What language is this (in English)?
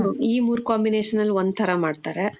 Kannada